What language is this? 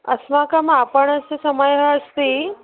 Sanskrit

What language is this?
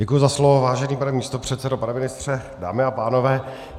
Czech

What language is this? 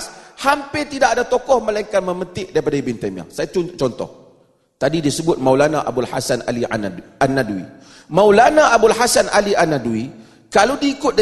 Malay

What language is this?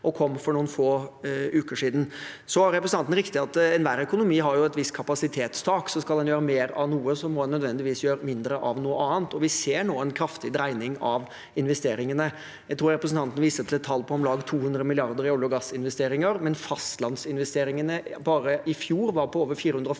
Norwegian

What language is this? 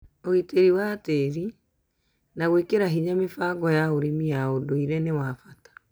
Kikuyu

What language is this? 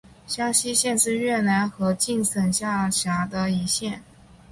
Chinese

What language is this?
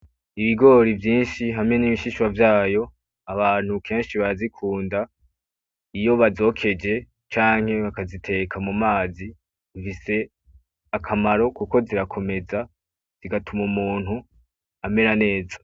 Rundi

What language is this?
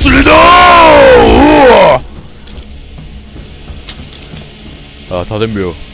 Korean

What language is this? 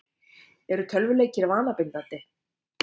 Icelandic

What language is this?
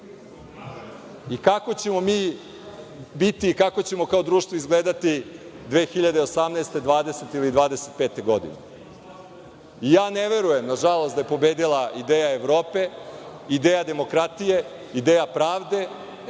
Serbian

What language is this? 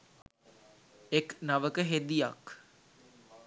Sinhala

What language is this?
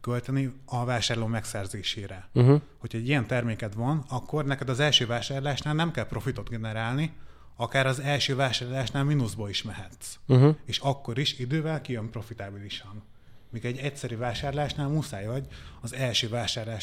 Hungarian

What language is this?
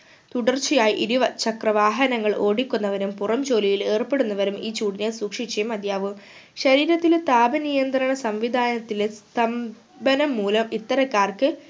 Malayalam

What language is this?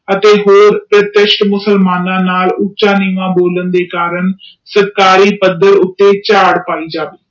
Punjabi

